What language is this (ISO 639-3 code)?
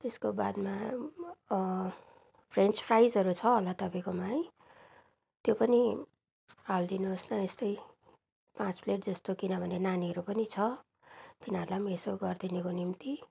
nep